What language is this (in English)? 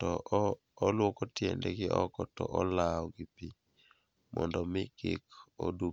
Luo (Kenya and Tanzania)